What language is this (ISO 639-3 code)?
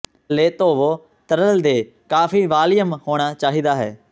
pan